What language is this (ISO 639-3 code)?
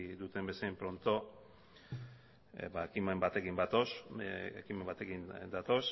eus